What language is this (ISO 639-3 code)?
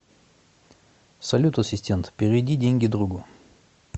rus